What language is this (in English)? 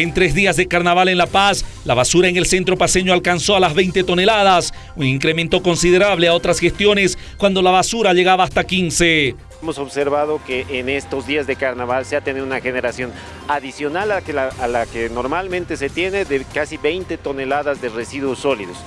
Spanish